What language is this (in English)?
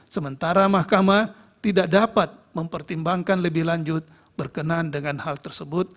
Indonesian